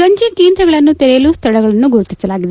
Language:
Kannada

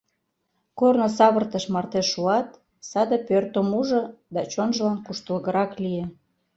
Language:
Mari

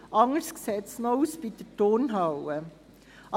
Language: Swiss German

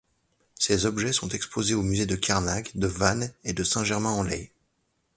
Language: French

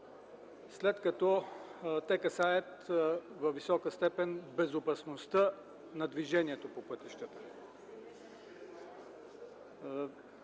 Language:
Bulgarian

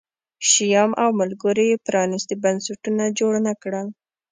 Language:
Pashto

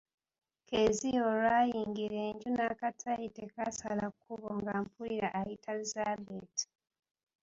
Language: Ganda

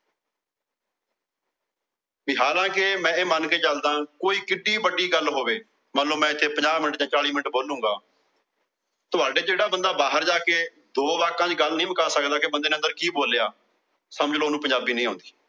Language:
Punjabi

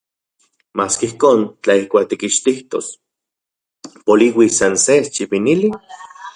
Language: Central Puebla Nahuatl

